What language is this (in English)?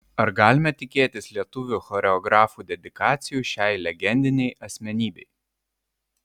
Lithuanian